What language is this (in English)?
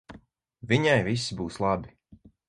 Latvian